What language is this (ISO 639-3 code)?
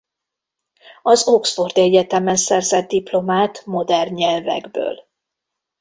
hun